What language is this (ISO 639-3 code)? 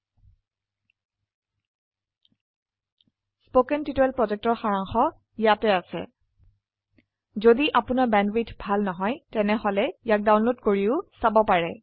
asm